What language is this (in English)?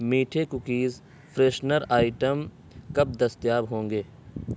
Urdu